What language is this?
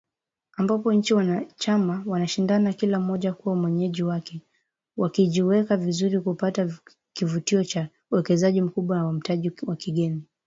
Swahili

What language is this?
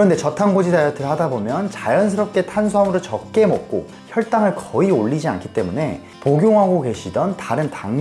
Korean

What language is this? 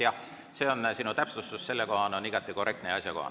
Estonian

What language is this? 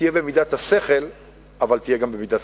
Hebrew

